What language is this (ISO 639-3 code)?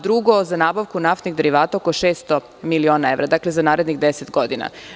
srp